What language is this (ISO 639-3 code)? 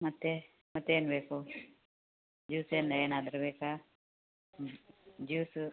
kan